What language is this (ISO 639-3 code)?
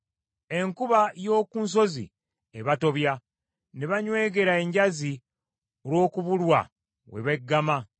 lug